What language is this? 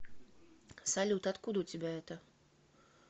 Russian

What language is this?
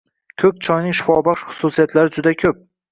Uzbek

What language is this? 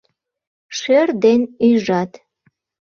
Mari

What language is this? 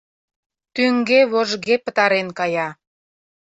Mari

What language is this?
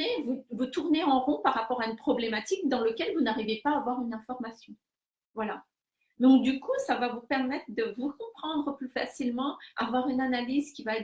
French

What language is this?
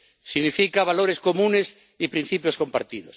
Spanish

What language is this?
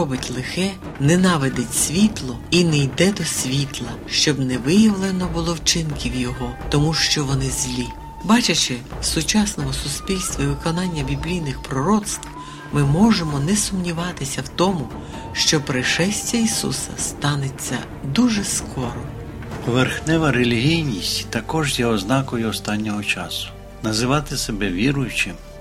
Ukrainian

